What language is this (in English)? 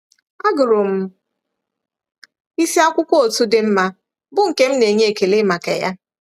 Igbo